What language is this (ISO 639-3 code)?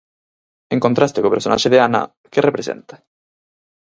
glg